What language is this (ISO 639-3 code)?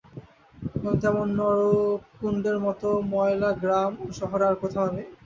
ben